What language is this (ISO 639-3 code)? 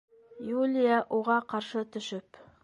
bak